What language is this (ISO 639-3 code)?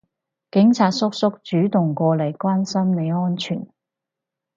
yue